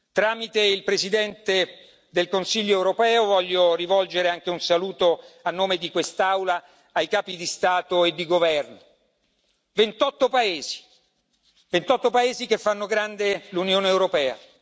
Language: Italian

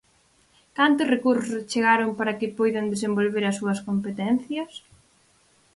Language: Galician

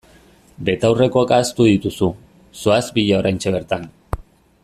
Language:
Basque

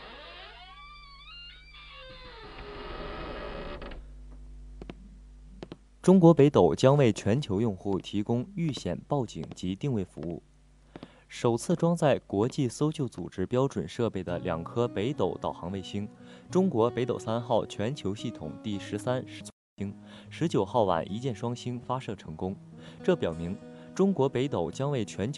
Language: Chinese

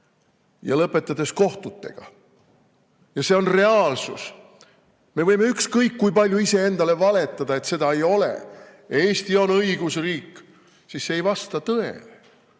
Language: Estonian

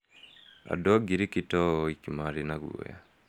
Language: Kikuyu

